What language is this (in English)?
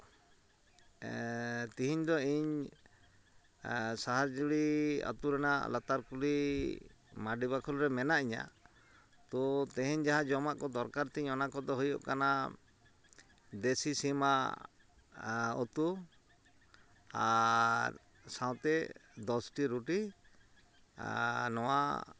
Santali